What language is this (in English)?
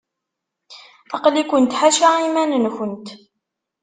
Kabyle